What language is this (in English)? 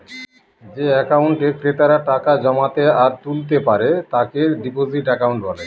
Bangla